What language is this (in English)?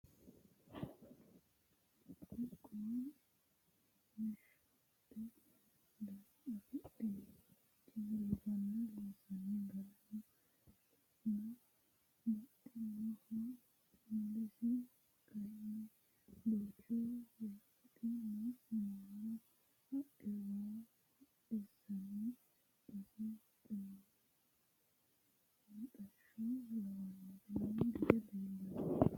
Sidamo